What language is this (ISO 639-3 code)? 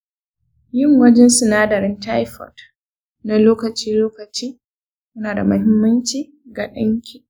hau